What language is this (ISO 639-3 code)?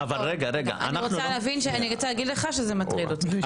heb